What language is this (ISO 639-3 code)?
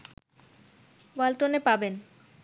ben